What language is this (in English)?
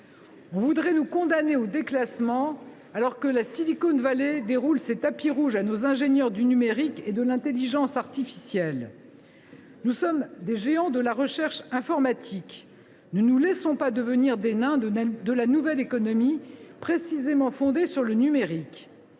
French